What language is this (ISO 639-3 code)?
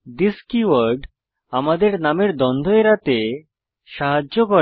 ben